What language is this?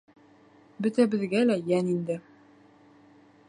Bashkir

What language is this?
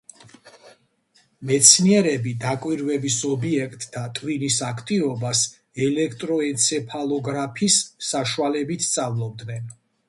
Georgian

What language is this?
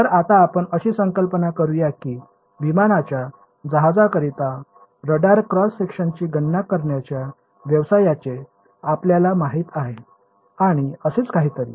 Marathi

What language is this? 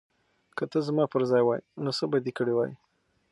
Pashto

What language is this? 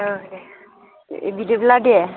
Bodo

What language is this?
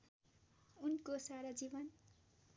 Nepali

